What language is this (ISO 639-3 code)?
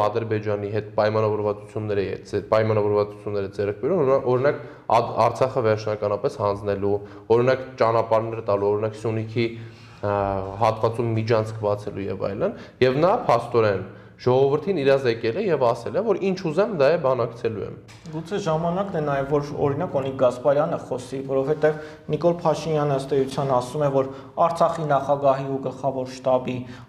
ron